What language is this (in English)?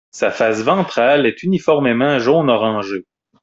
French